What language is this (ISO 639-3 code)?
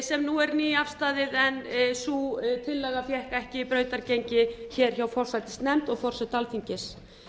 isl